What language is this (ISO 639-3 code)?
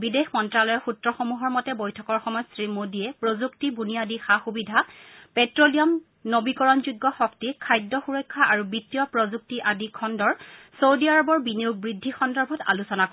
asm